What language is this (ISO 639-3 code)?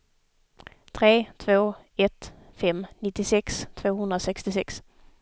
swe